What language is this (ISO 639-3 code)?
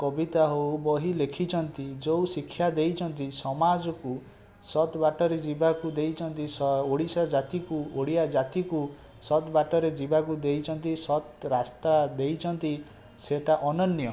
ori